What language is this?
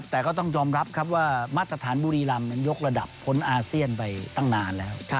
Thai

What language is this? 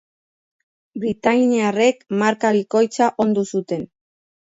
Basque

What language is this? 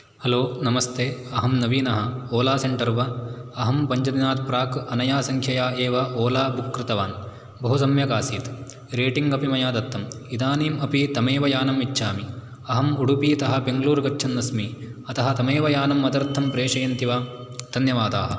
Sanskrit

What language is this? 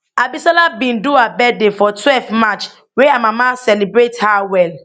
Nigerian Pidgin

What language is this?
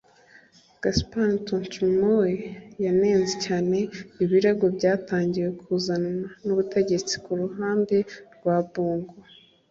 Kinyarwanda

